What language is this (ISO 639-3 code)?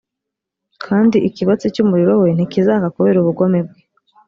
kin